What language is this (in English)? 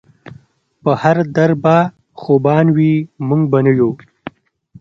Pashto